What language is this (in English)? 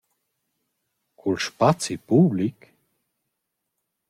Romansh